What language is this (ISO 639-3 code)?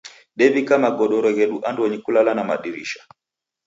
dav